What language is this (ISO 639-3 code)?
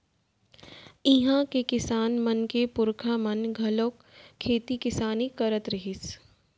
hne